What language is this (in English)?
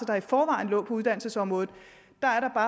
Danish